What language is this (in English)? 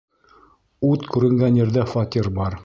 Bashkir